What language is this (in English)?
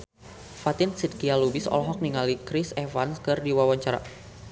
Sundanese